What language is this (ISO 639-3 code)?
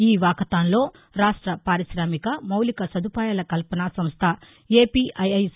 tel